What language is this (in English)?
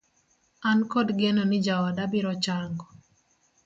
Luo (Kenya and Tanzania)